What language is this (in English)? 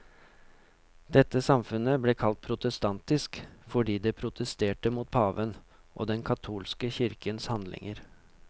Norwegian